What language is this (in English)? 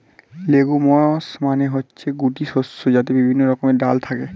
Bangla